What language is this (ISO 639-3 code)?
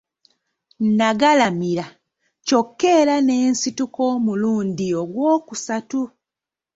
lug